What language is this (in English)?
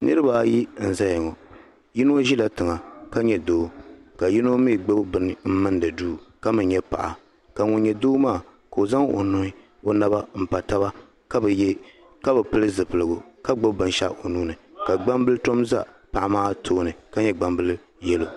Dagbani